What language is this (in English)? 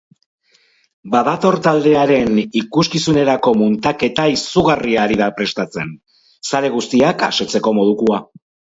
Basque